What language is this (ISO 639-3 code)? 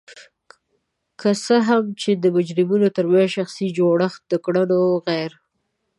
pus